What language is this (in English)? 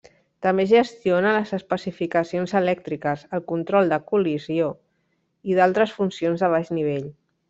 Catalan